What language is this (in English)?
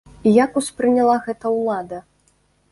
Belarusian